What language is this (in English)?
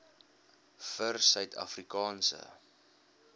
Afrikaans